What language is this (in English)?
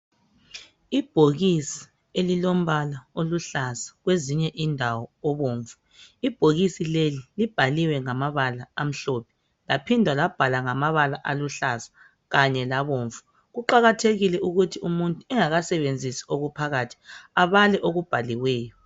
North Ndebele